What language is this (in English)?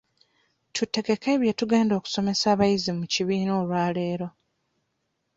Ganda